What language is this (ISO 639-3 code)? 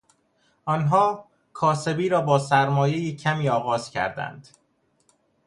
fas